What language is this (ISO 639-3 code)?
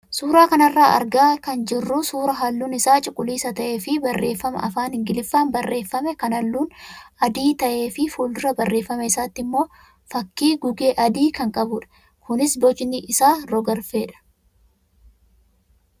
orm